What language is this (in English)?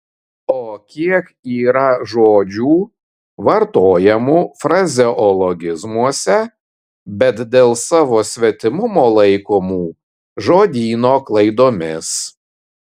Lithuanian